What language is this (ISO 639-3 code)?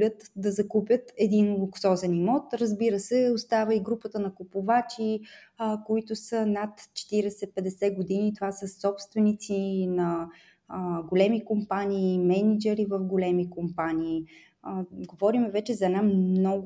bul